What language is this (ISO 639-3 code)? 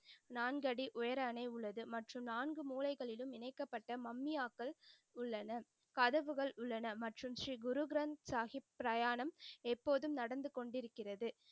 tam